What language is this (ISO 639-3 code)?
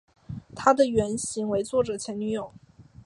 zho